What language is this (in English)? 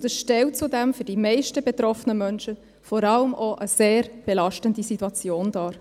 Swiss German